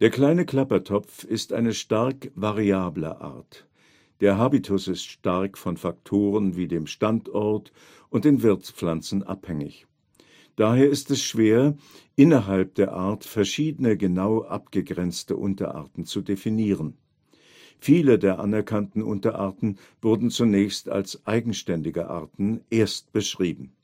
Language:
German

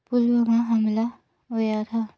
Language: Dogri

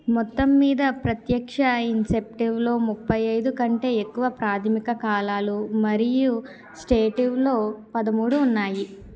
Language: Telugu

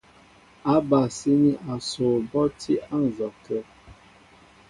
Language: Mbo (Cameroon)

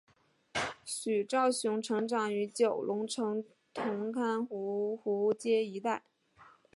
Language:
Chinese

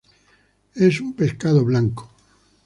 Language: Spanish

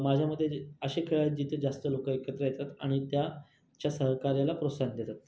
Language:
Marathi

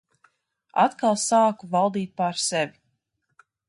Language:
Latvian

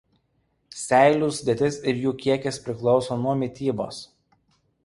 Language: Lithuanian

